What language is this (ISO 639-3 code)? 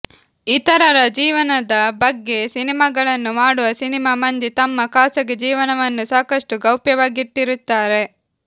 kan